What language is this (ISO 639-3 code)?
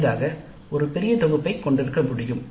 tam